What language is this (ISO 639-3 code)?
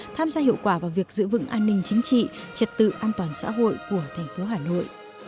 vie